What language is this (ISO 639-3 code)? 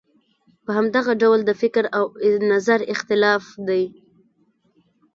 pus